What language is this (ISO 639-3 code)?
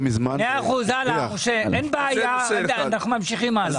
heb